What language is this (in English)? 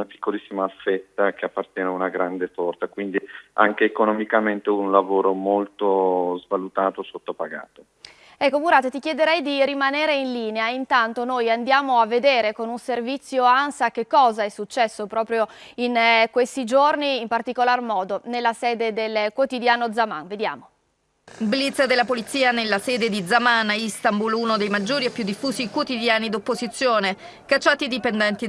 Italian